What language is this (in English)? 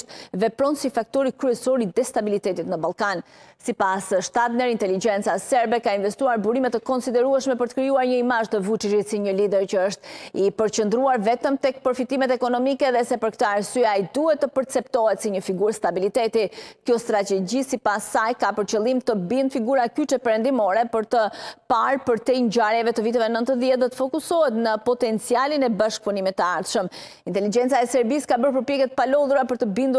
Romanian